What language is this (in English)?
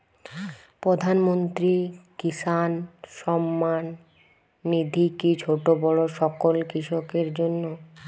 Bangla